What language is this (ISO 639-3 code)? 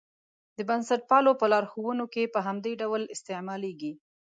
pus